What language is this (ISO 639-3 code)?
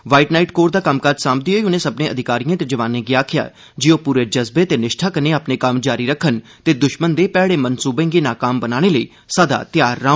doi